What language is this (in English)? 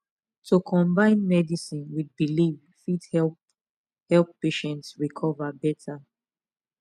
Nigerian Pidgin